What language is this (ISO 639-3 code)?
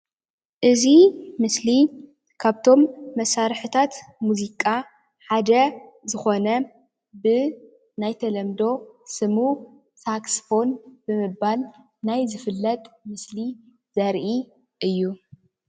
tir